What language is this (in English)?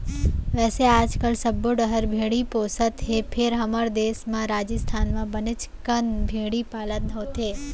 Chhattisgarhi